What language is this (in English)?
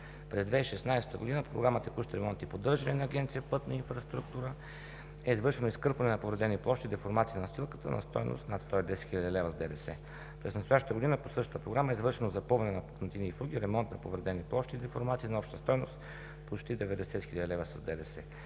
Bulgarian